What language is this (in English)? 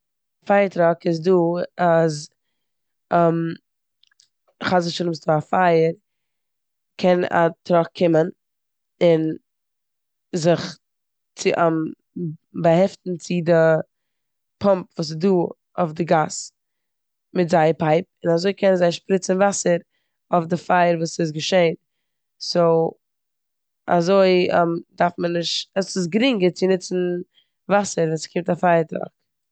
Yiddish